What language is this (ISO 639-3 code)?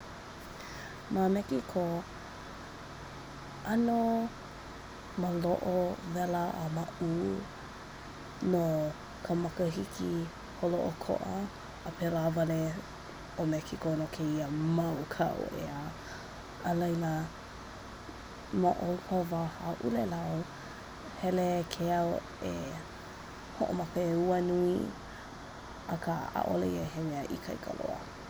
haw